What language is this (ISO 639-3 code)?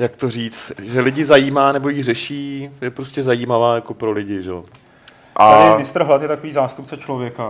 ces